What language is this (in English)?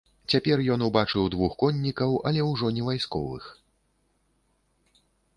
Belarusian